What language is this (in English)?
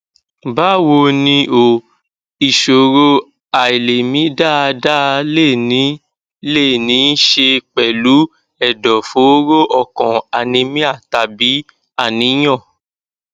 Yoruba